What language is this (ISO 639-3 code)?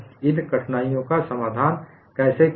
hin